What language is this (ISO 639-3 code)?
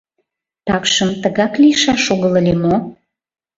chm